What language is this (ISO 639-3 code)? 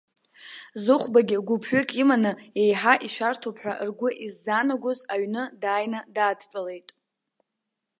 abk